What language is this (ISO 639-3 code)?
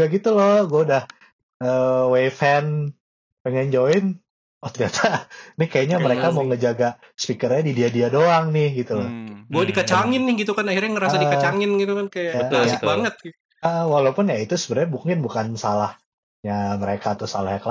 ind